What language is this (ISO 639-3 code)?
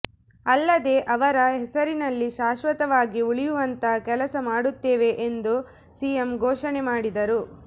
kan